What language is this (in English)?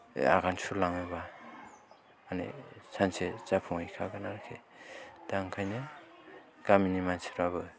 Bodo